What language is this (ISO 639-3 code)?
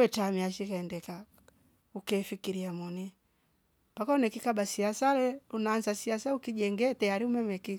rof